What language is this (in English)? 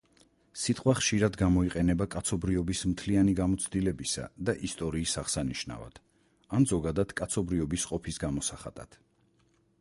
Georgian